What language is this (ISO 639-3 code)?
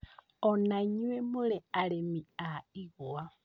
kik